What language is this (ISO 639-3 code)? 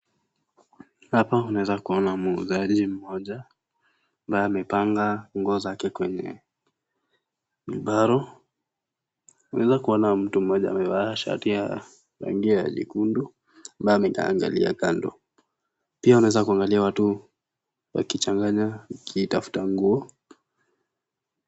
swa